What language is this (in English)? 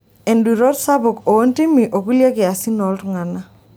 Masai